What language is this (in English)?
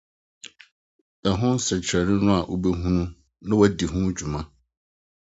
Akan